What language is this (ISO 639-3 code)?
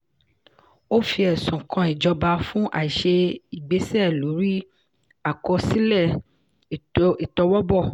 yor